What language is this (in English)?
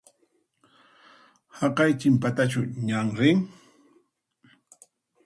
Puno Quechua